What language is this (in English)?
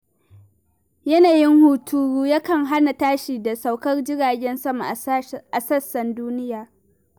Hausa